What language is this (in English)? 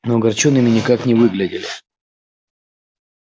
Russian